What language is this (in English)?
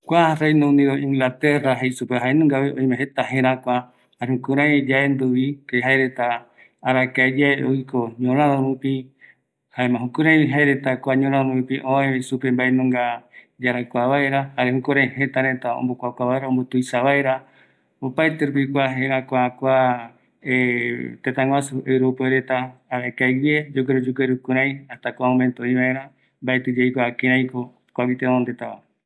Eastern Bolivian Guaraní